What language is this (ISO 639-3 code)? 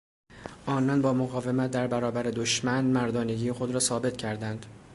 fas